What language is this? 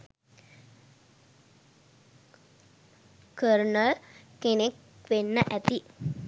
Sinhala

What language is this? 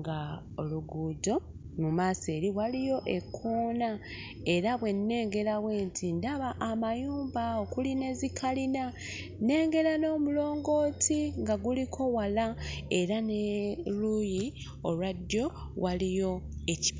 Ganda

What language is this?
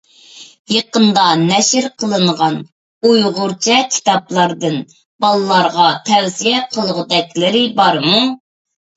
Uyghur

